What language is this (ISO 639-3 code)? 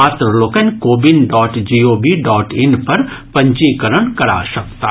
mai